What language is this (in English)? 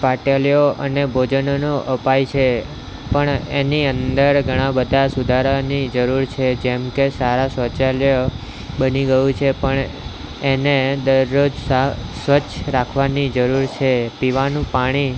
Gujarati